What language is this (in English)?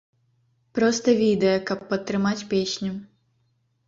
Belarusian